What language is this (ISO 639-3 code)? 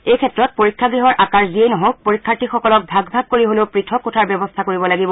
asm